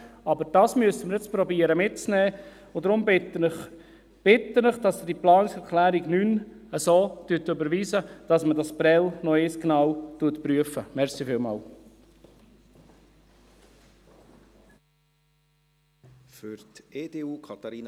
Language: Swiss German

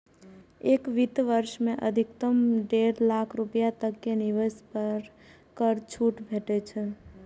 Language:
Maithili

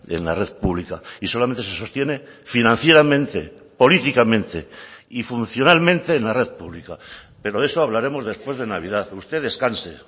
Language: Spanish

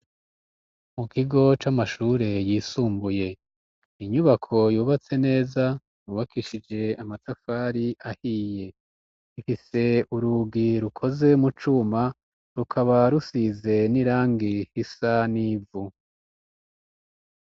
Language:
Rundi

